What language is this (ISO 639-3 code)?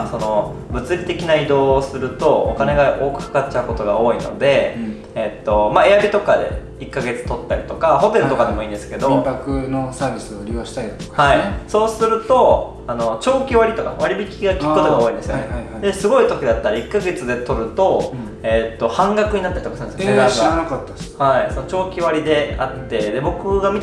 jpn